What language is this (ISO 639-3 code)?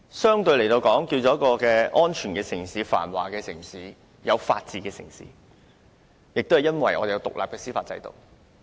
yue